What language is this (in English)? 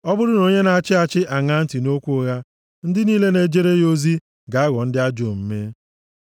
Igbo